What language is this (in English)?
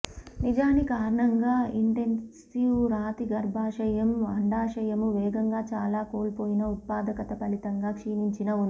Telugu